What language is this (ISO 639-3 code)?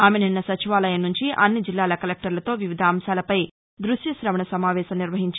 tel